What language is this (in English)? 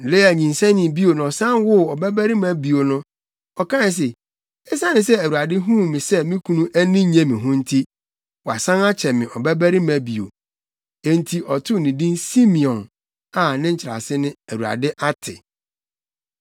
Akan